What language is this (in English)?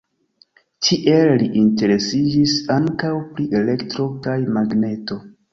Esperanto